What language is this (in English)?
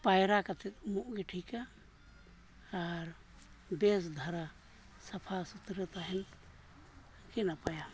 Santali